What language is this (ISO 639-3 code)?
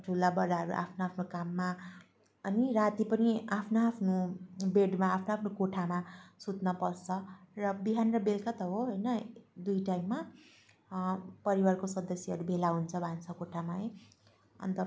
nep